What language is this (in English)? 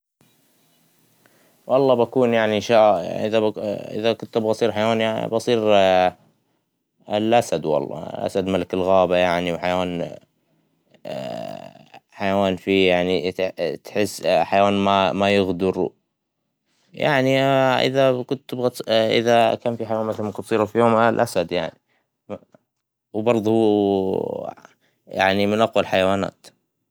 Hijazi Arabic